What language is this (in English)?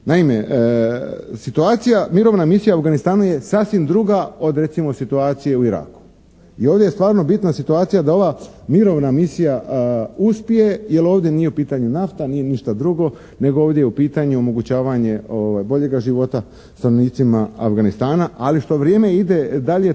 Croatian